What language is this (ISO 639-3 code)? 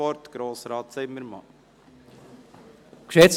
gsw